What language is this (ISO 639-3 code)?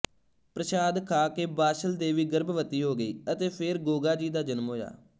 pan